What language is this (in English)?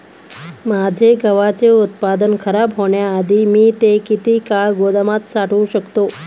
Marathi